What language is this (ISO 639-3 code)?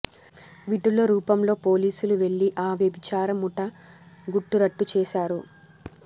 tel